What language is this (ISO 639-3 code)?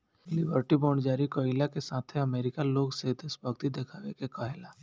bho